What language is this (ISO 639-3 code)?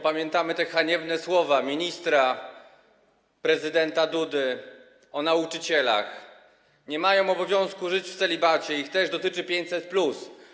pol